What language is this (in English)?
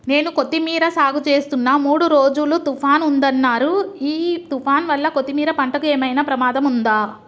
Telugu